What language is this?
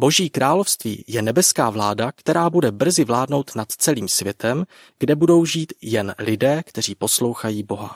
Czech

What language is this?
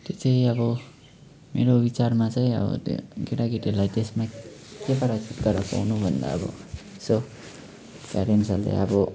Nepali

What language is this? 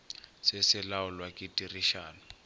Northern Sotho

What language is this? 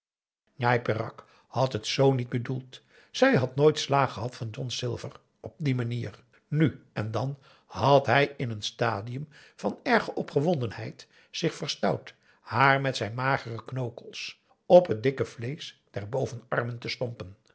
Dutch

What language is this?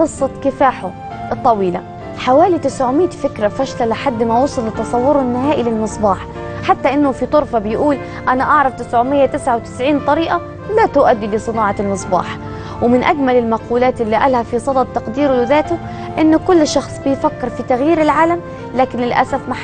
Arabic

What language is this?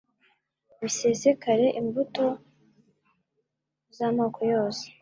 Kinyarwanda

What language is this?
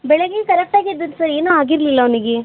Kannada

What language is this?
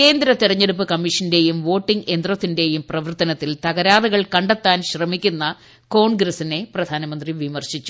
Malayalam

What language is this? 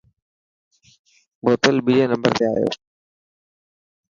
Dhatki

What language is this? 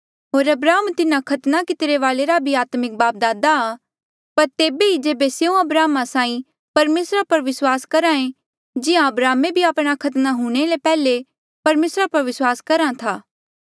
Mandeali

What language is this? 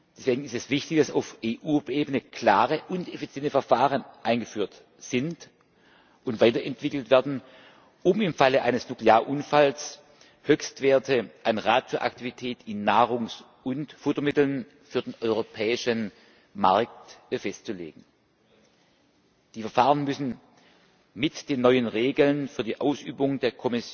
German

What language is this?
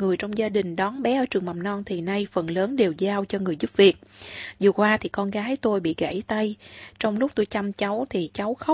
Vietnamese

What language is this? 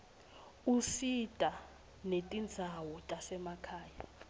Swati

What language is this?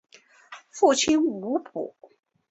Chinese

